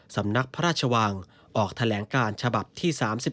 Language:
Thai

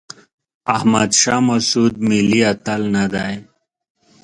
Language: Pashto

